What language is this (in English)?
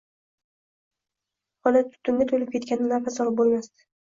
Uzbek